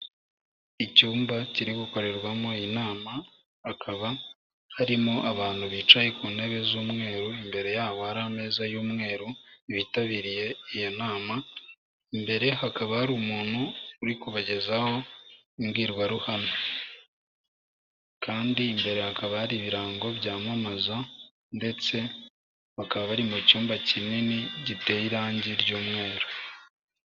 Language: Kinyarwanda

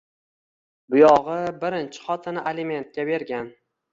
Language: Uzbek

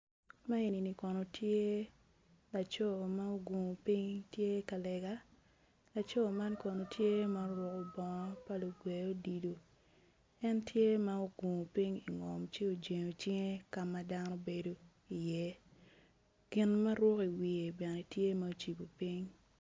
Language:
Acoli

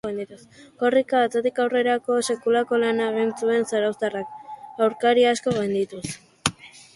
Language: Basque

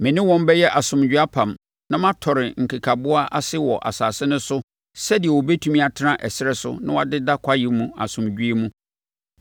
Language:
Akan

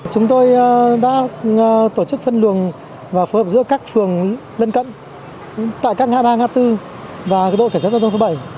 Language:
Vietnamese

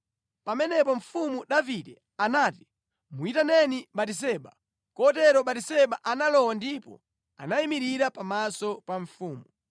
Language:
Nyanja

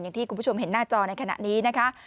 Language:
Thai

